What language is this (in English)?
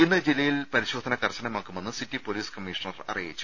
Malayalam